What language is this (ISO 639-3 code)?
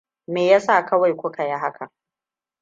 hau